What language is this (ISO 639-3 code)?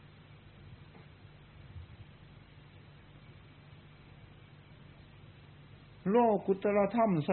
tha